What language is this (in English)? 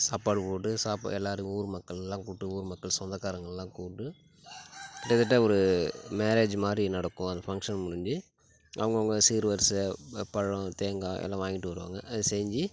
Tamil